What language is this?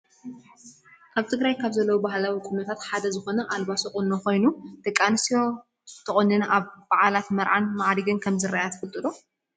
Tigrinya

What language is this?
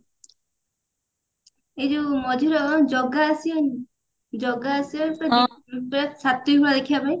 Odia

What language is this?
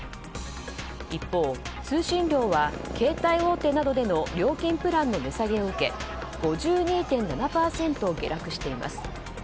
Japanese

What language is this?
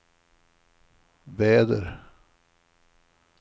Swedish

